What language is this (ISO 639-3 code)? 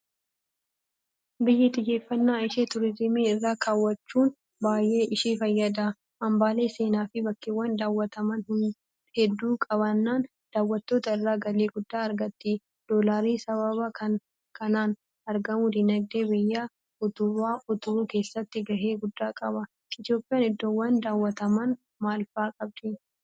orm